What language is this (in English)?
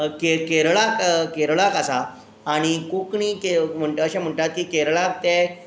Konkani